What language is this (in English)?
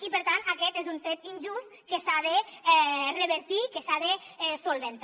Catalan